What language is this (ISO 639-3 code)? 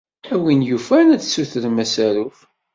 kab